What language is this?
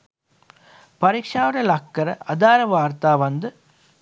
Sinhala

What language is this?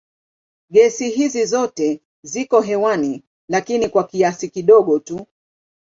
Swahili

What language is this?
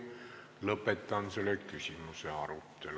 Estonian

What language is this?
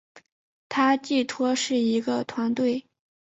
Chinese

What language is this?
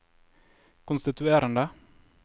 Norwegian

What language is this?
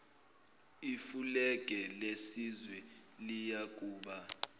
Zulu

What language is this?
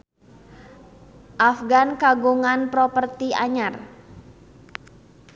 Sundanese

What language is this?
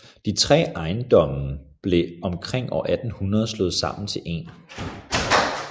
Danish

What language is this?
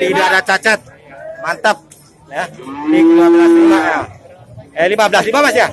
Indonesian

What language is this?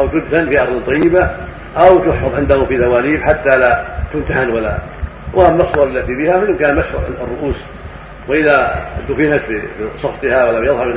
Arabic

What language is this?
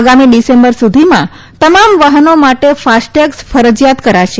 Gujarati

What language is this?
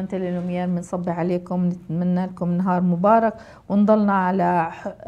Arabic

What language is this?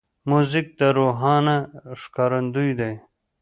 Pashto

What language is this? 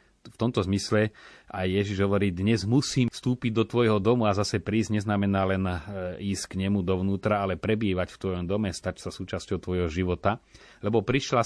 Slovak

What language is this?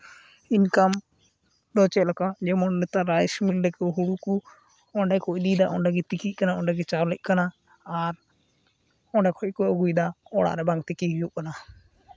Santali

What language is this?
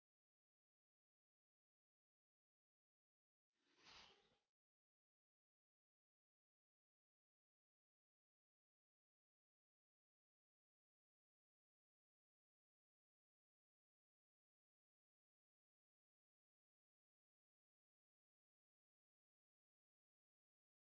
Indonesian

